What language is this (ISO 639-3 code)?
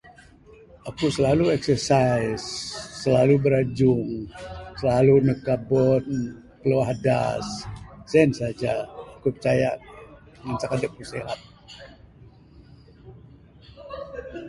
sdo